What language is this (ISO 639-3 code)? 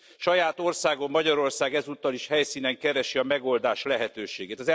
hun